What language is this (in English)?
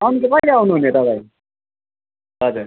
Nepali